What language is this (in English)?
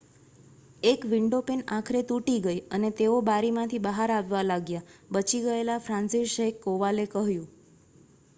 Gujarati